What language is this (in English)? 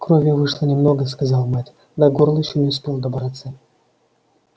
Russian